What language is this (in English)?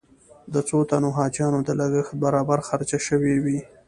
Pashto